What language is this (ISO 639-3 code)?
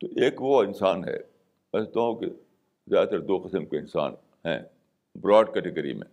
urd